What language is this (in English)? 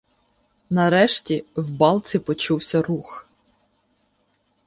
Ukrainian